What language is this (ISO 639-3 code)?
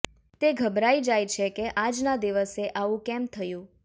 guj